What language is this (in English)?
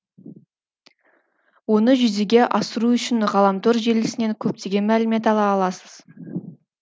Kazakh